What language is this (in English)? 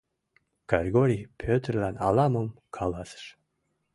Mari